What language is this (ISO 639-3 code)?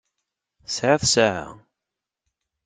kab